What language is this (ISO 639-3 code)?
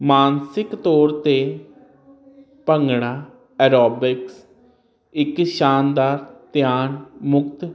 pan